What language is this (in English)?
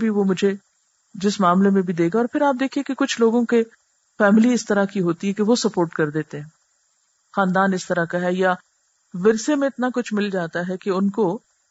Urdu